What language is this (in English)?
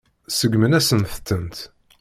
Kabyle